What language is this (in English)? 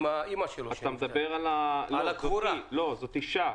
Hebrew